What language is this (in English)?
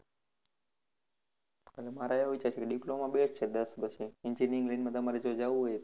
Gujarati